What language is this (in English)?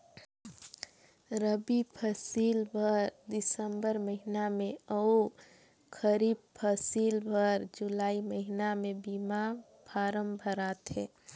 Chhattisgarhi